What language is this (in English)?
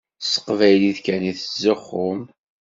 Kabyle